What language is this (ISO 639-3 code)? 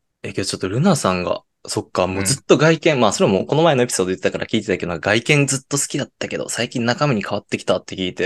jpn